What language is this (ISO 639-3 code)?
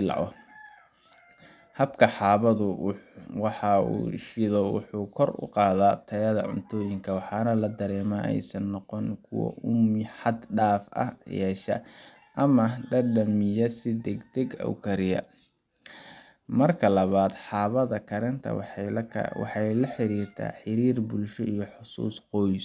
som